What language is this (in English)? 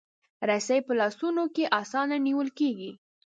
Pashto